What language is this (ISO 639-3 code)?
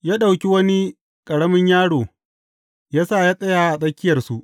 hau